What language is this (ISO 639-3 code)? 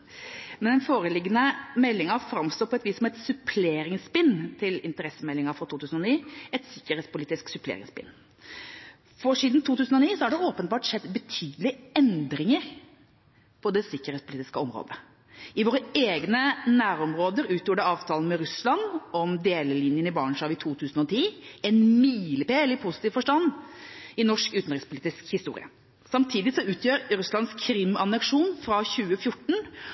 nob